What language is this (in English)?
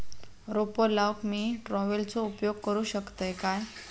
Marathi